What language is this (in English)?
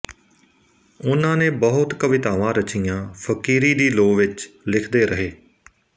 Punjabi